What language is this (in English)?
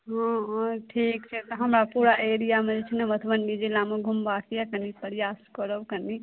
Maithili